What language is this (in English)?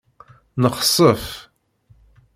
Kabyle